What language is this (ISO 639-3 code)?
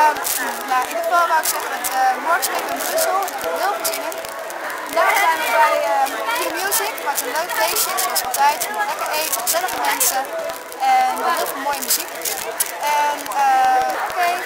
nld